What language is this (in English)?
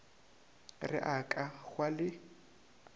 Northern Sotho